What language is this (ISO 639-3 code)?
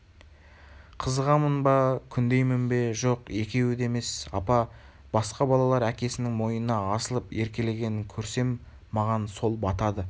kaz